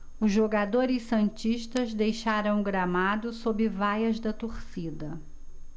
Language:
Portuguese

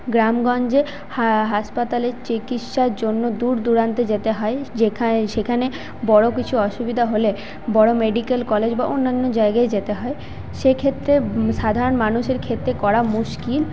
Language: Bangla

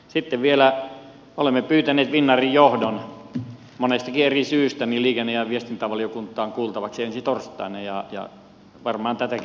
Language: Finnish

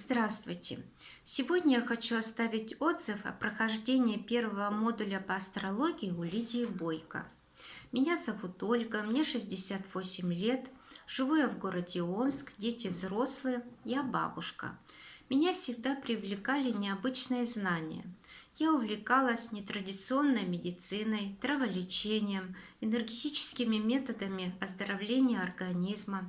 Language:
Russian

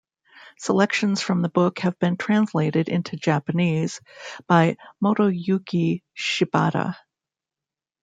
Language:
English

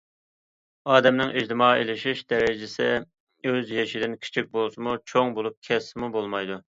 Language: Uyghur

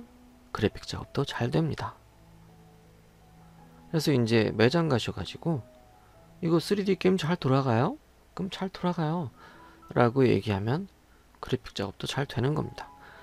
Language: Korean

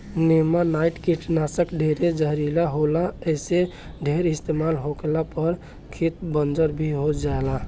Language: Bhojpuri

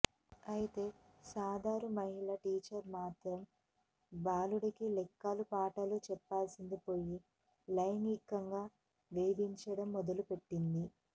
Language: Telugu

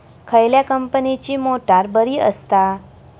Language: Marathi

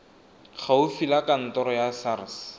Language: Tswana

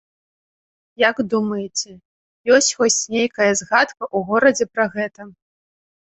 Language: Belarusian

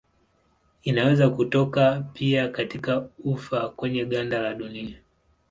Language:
Swahili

